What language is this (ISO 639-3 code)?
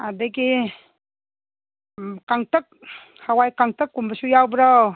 mni